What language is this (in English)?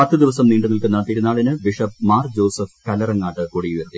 Malayalam